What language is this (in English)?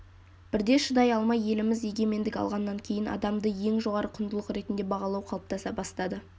Kazakh